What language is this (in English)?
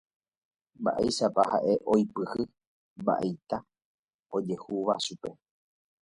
Guarani